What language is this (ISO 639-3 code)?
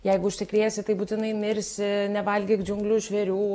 lit